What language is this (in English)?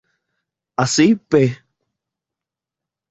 Spanish